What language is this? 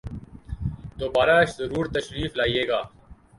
Urdu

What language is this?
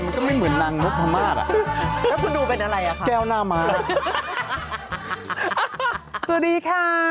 Thai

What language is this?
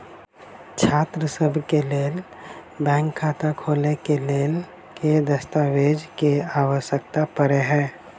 Maithili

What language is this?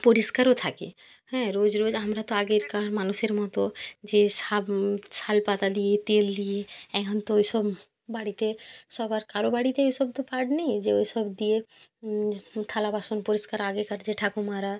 Bangla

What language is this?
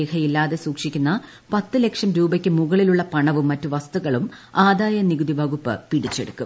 Malayalam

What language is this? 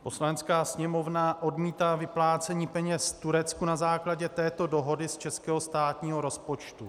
Czech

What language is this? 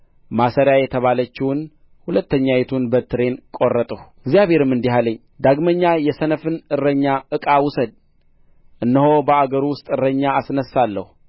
Amharic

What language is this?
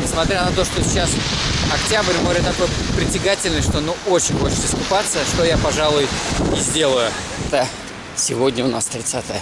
Russian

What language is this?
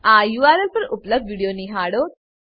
Gujarati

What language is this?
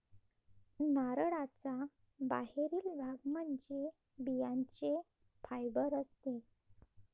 Marathi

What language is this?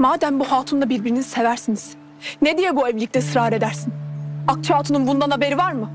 Turkish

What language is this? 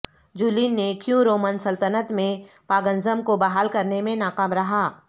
Urdu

